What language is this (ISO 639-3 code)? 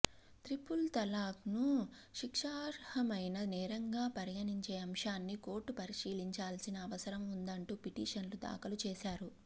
tel